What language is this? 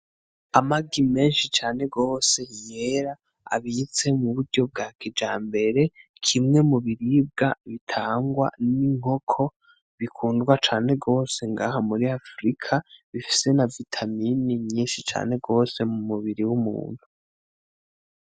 Rundi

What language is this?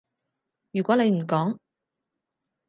Cantonese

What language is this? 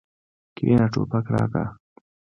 Pashto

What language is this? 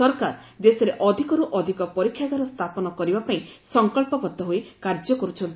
Odia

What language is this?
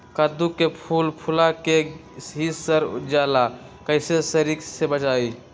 Magahi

